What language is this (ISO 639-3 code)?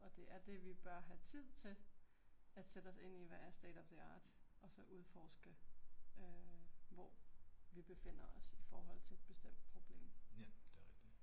dan